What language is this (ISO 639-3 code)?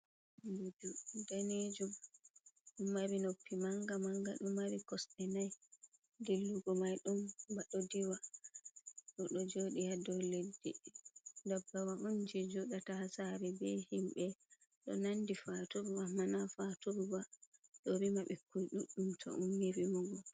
ful